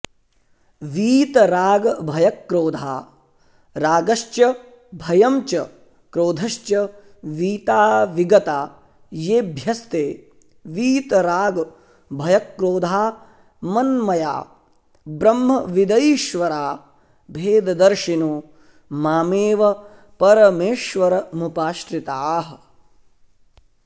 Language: Sanskrit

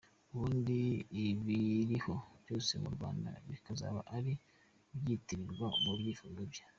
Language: Kinyarwanda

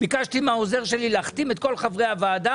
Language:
Hebrew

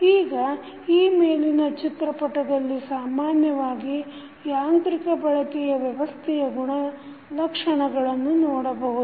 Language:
Kannada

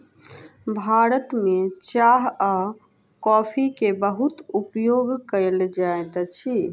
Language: Maithili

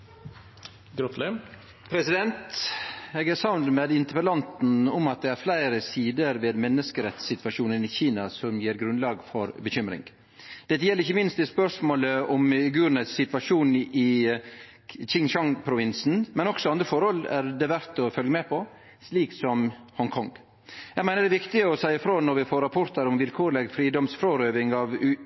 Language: Norwegian Nynorsk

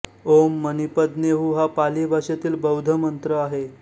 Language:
Marathi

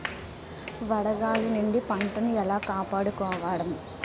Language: Telugu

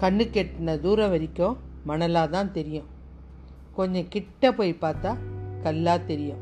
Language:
Tamil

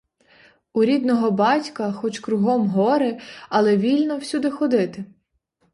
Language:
Ukrainian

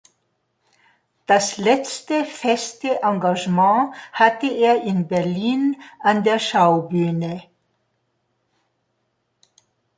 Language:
German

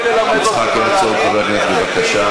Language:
Hebrew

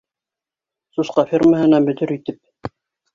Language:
Bashkir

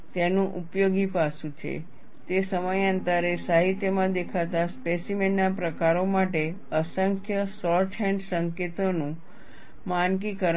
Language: Gujarati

